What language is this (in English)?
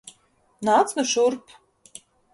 Latvian